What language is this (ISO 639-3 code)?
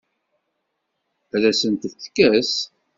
kab